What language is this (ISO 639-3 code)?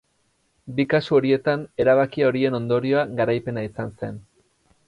eus